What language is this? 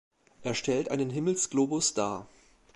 German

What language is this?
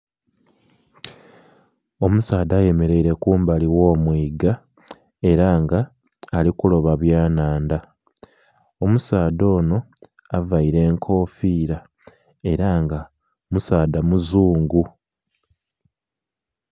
Soga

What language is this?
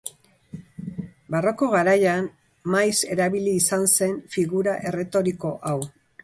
Basque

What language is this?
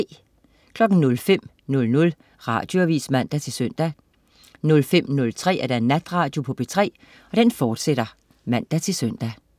Danish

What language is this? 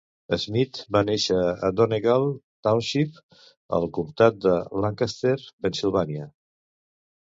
Catalan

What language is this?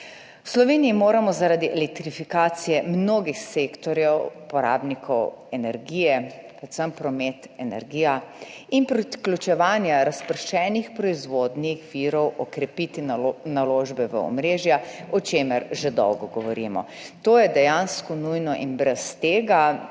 Slovenian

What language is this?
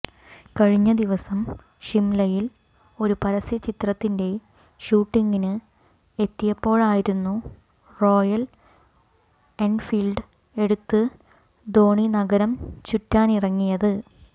Malayalam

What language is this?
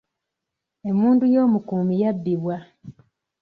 Ganda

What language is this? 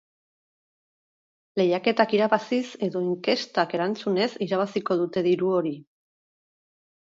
Basque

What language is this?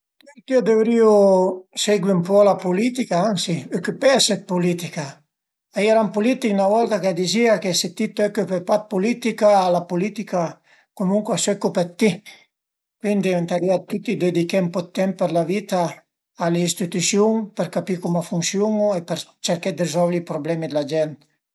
Piedmontese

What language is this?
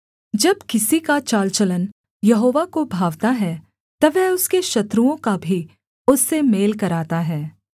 Hindi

